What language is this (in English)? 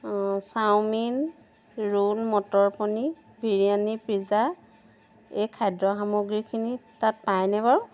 Assamese